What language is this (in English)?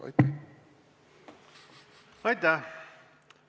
Estonian